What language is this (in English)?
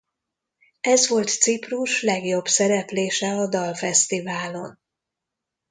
Hungarian